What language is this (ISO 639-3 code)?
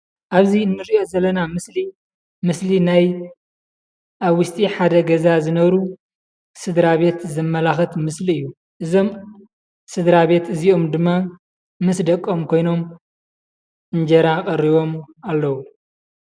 tir